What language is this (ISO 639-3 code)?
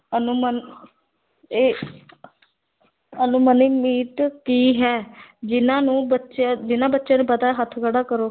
pan